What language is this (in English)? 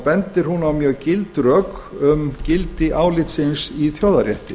Icelandic